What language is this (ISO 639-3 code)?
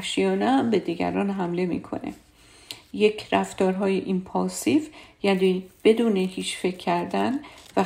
fas